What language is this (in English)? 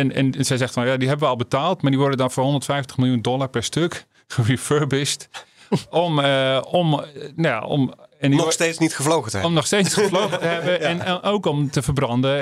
Dutch